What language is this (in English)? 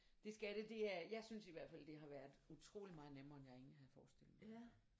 Danish